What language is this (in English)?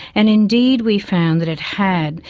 English